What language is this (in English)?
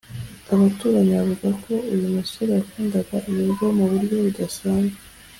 Kinyarwanda